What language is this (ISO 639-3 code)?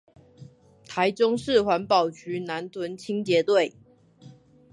zho